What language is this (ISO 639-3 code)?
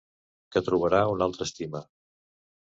cat